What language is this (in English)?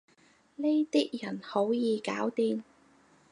Cantonese